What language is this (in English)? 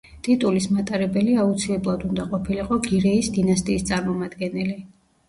Georgian